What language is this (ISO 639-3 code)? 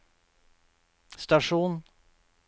nor